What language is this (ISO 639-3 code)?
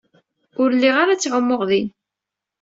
kab